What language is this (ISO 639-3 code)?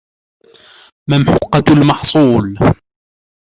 ara